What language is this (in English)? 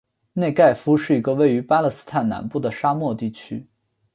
Chinese